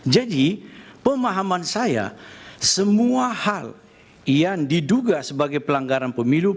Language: Indonesian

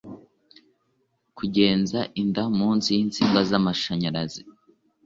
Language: Kinyarwanda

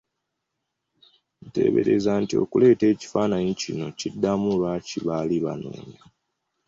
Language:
Ganda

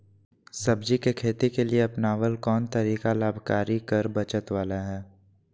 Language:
Magahi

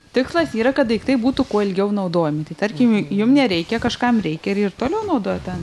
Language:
Lithuanian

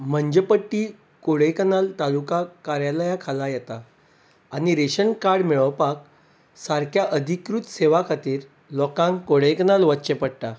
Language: Konkani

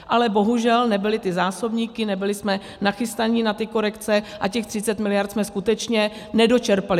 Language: Czech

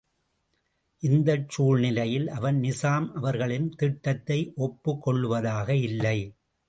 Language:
Tamil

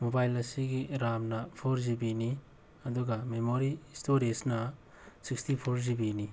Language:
Manipuri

